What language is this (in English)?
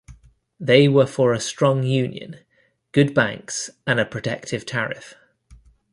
English